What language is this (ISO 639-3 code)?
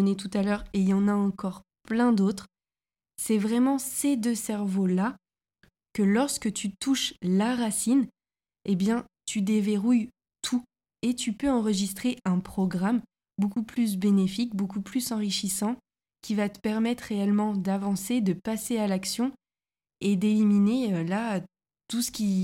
fra